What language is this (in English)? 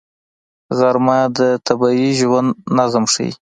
Pashto